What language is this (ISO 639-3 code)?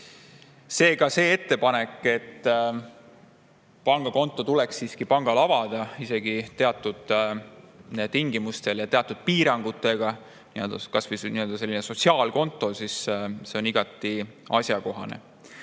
est